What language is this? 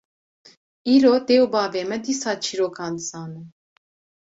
Kurdish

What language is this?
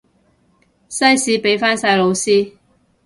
Cantonese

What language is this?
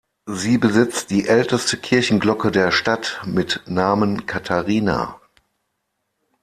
German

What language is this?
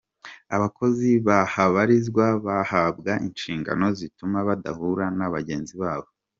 Kinyarwanda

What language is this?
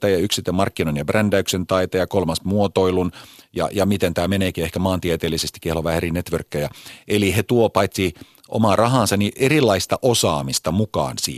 Finnish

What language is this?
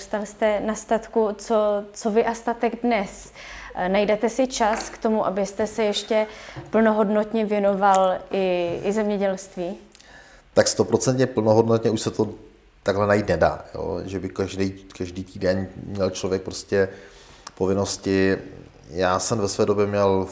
Czech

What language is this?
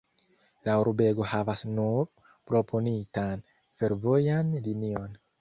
Esperanto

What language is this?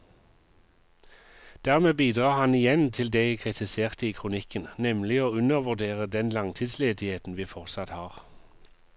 Norwegian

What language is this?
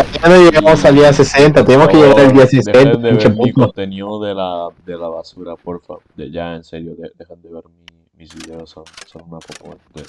Spanish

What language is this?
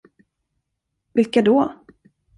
Swedish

